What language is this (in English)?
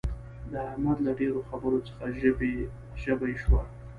Pashto